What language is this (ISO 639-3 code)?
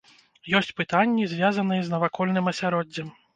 bel